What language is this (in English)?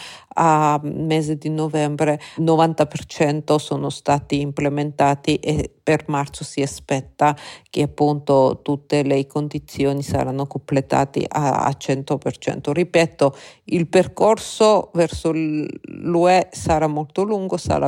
Italian